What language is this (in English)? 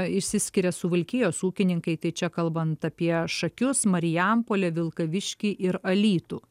Lithuanian